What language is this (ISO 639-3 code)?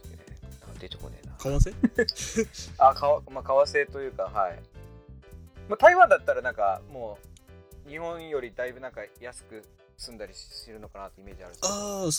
jpn